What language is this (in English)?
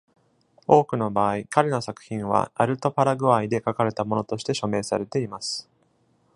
Japanese